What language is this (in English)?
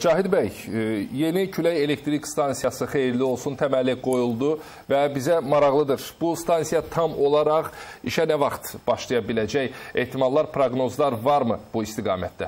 Turkish